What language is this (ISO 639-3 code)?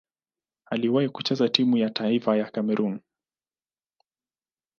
swa